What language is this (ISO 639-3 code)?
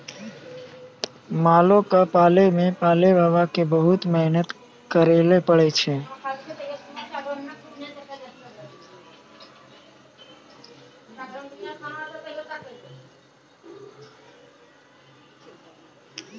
mai